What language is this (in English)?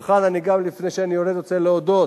Hebrew